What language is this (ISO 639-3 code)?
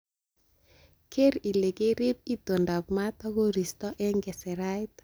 kln